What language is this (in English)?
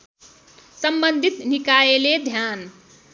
Nepali